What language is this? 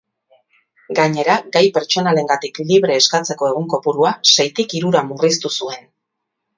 Basque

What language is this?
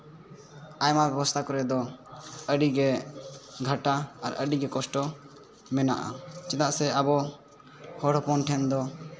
Santali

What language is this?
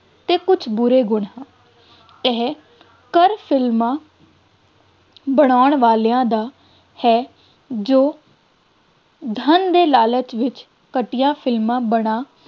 Punjabi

